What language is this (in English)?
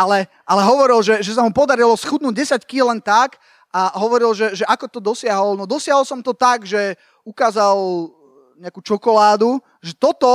Slovak